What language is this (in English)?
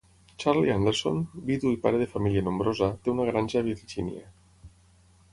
Catalan